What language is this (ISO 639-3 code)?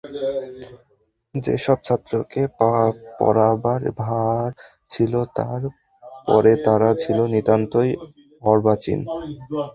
ben